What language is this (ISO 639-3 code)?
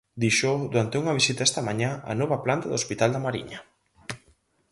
glg